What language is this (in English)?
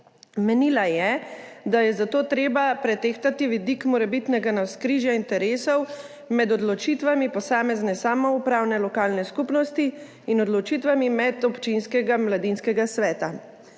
Slovenian